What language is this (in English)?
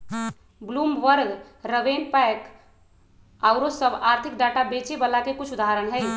Magahi